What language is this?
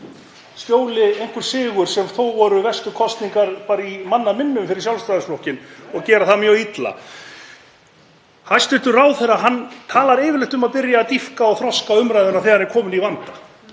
Icelandic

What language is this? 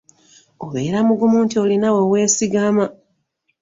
Ganda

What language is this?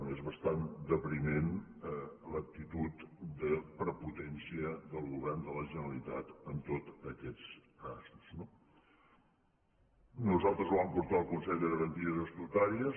Catalan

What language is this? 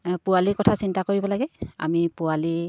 Assamese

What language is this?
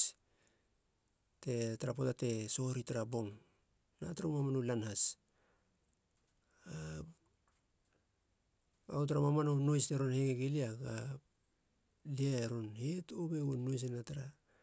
Halia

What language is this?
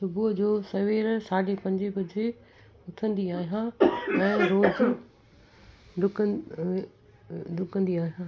Sindhi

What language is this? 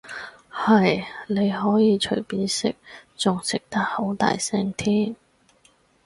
Cantonese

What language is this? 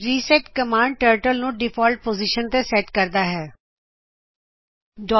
Punjabi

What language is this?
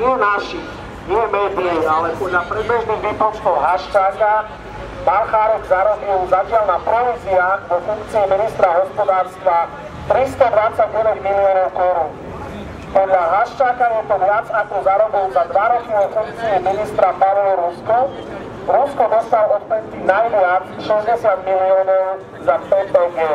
Romanian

